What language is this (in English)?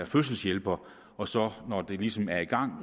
Danish